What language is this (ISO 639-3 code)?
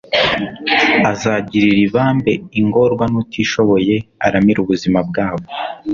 kin